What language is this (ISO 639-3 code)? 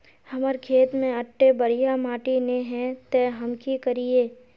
mag